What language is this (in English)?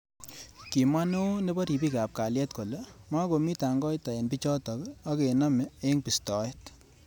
Kalenjin